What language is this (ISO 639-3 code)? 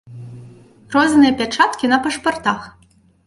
bel